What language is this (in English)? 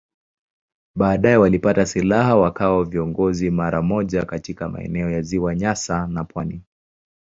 Swahili